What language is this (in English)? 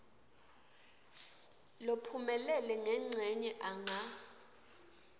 Swati